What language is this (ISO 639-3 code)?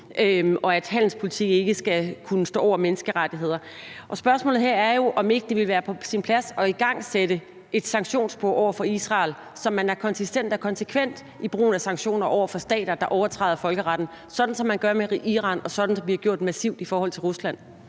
dan